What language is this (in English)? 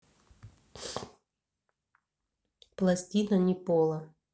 Russian